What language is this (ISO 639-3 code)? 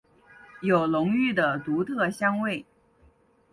zho